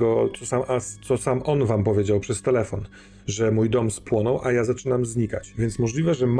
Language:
Polish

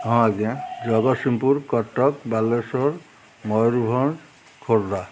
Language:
Odia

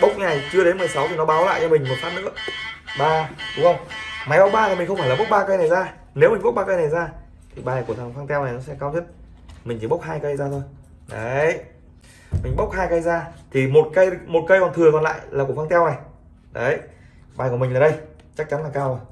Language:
Vietnamese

